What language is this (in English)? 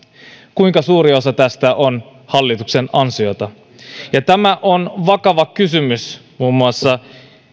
Finnish